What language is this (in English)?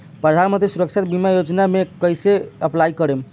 Bhojpuri